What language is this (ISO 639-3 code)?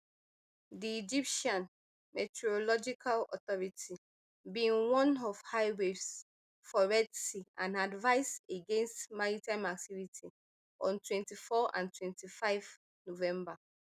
pcm